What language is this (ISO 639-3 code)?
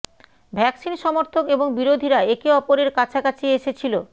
ben